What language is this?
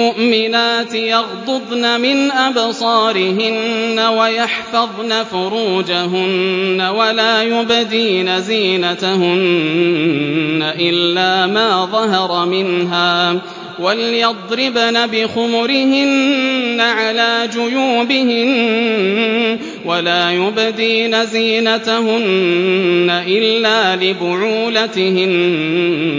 Arabic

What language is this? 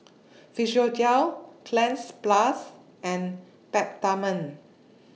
English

